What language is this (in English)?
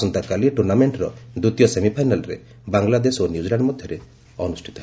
Odia